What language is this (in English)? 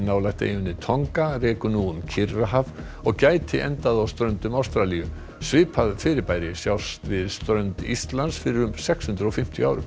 Icelandic